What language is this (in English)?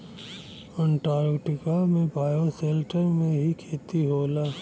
Bhojpuri